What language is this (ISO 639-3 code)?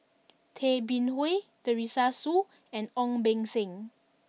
eng